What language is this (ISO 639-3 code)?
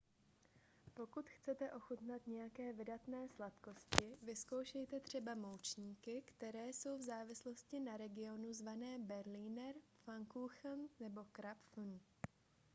ces